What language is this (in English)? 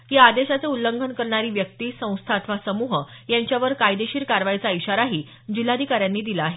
Marathi